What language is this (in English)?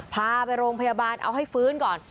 Thai